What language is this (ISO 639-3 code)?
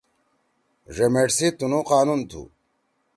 trw